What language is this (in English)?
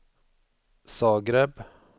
Swedish